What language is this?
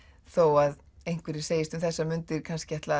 Icelandic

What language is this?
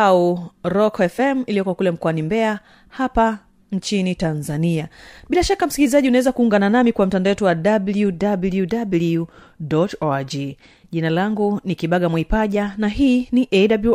Swahili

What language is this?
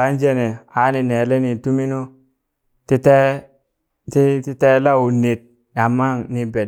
Burak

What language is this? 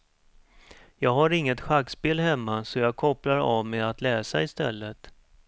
Swedish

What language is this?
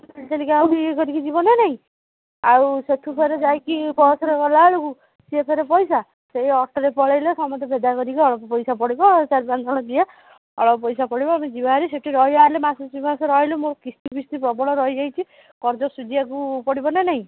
Odia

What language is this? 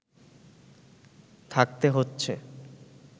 Bangla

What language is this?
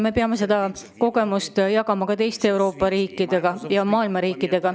Estonian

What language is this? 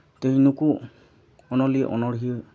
Santali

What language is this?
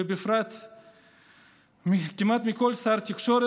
Hebrew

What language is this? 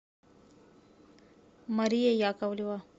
Russian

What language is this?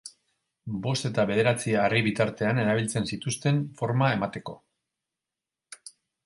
Basque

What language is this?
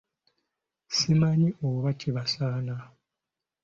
Ganda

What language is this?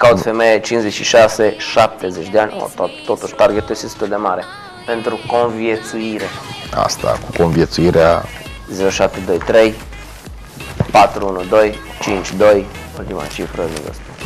Romanian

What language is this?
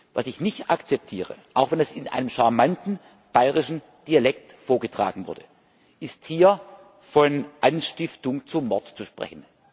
German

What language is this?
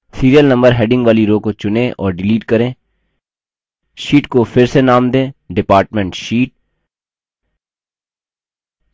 Hindi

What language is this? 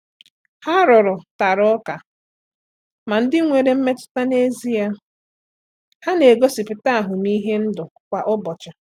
Igbo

